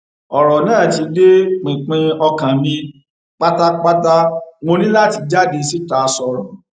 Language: Yoruba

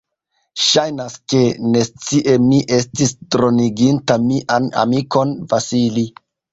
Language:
Esperanto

